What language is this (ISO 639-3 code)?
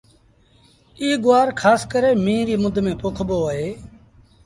sbn